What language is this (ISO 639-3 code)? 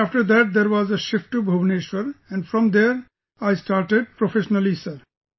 eng